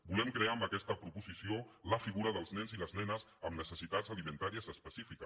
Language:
Catalan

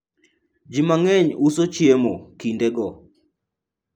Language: Luo (Kenya and Tanzania)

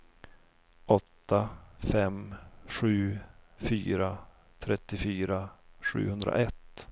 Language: Swedish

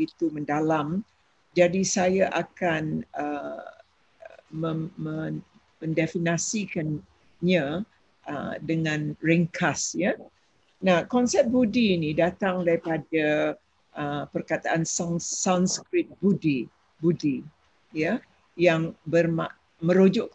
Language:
Malay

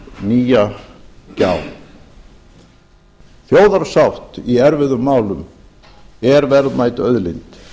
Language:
Icelandic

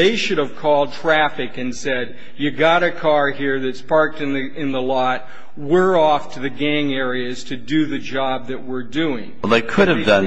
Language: English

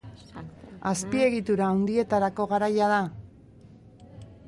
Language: Basque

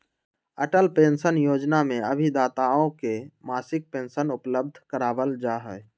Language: Magahi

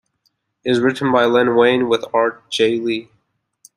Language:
English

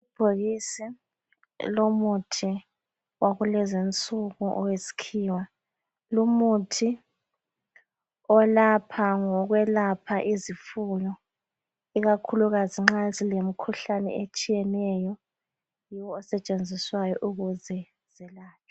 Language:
North Ndebele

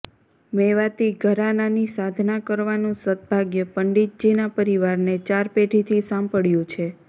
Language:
Gujarati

